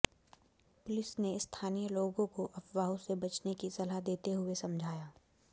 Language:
Hindi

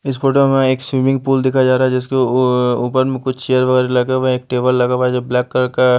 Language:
Hindi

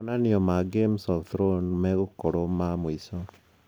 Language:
Kikuyu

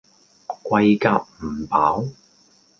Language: Cantonese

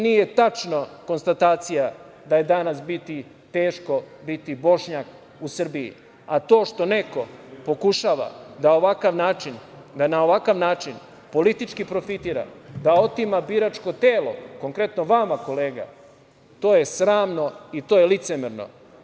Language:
Serbian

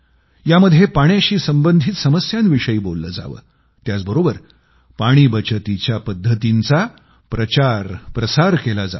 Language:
Marathi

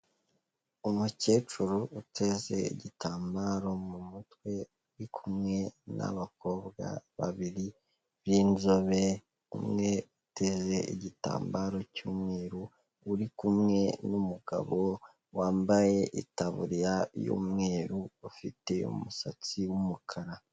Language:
Kinyarwanda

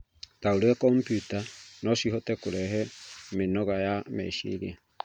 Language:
Kikuyu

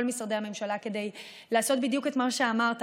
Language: Hebrew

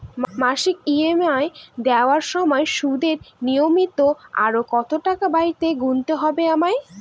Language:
Bangla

